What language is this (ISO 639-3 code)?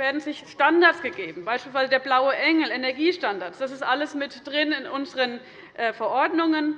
deu